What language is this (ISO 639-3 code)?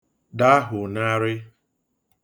ibo